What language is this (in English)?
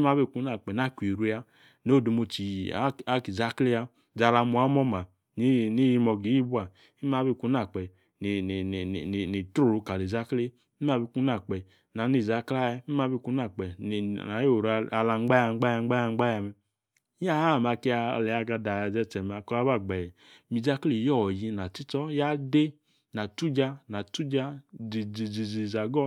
Yace